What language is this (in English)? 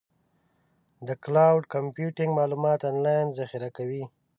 Pashto